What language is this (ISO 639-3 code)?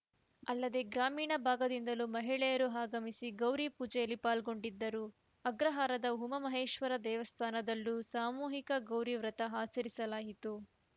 kan